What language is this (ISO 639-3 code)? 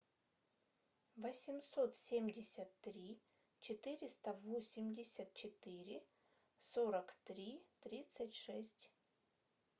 rus